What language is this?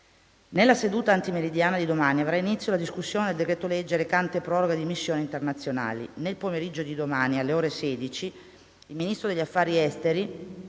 Italian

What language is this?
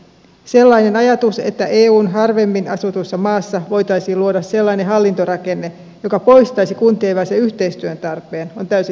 Finnish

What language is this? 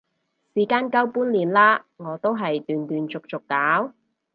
Cantonese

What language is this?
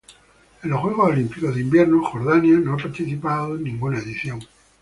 Spanish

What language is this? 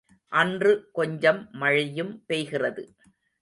Tamil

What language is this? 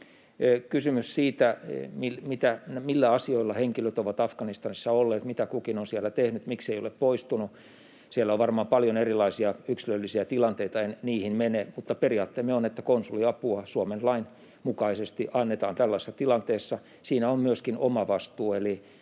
Finnish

